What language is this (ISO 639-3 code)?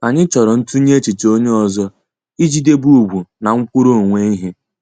ibo